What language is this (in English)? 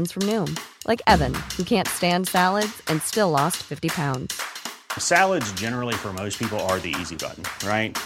Persian